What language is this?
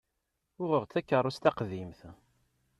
Kabyle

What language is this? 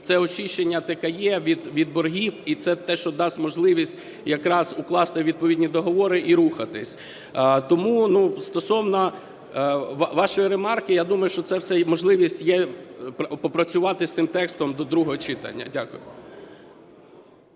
Ukrainian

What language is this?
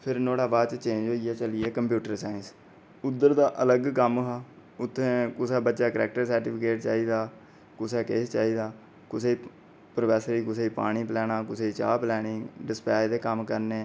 Dogri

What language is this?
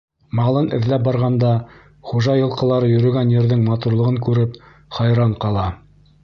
Bashkir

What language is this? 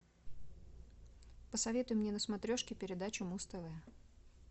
Russian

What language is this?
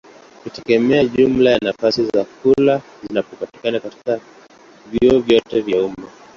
Swahili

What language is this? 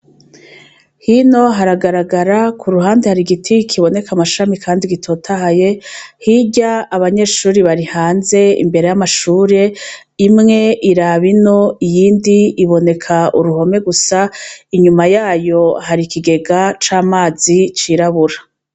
Rundi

